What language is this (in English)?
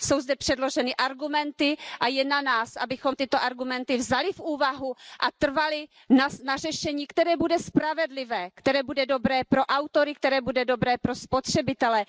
Czech